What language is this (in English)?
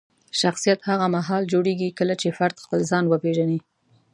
Pashto